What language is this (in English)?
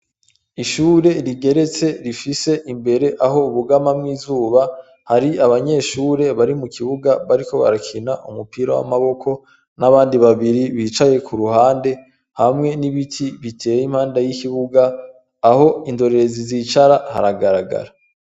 Rundi